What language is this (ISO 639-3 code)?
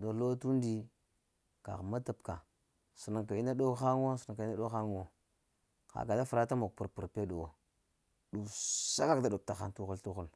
hia